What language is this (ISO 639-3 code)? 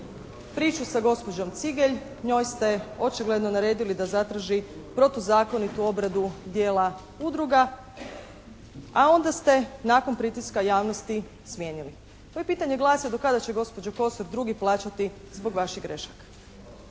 hrv